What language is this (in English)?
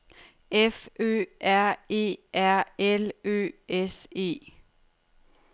Danish